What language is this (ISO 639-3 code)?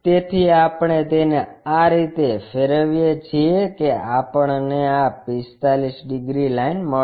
guj